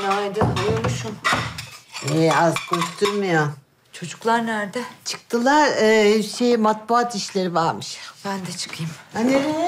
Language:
Turkish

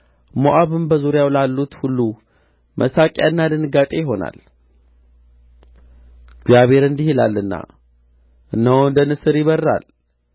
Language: Amharic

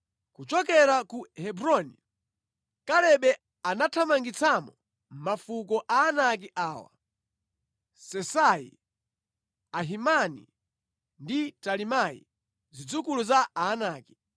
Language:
Nyanja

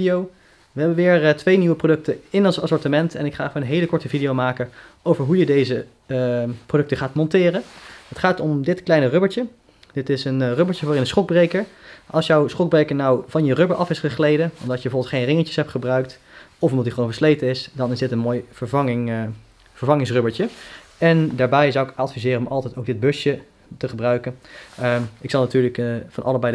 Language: Dutch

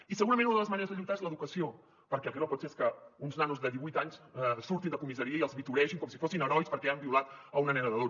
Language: Catalan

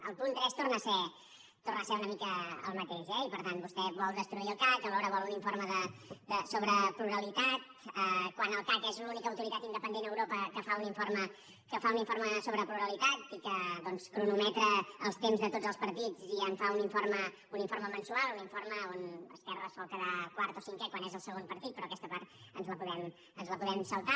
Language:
Catalan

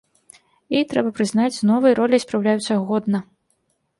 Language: Belarusian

